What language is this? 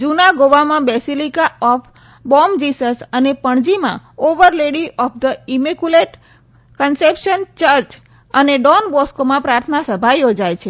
Gujarati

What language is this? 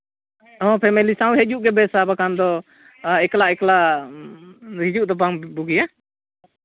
Santali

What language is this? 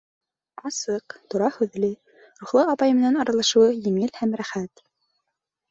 Bashkir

